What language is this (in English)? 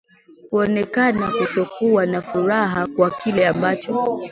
Swahili